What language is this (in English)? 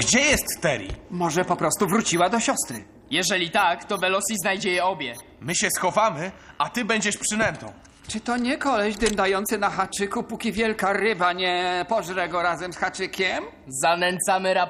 Polish